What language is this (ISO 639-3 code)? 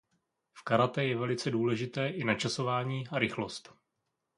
ces